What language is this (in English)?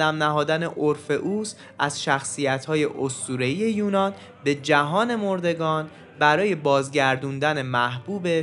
Persian